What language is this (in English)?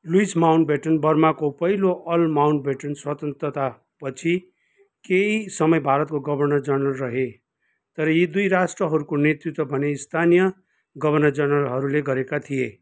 Nepali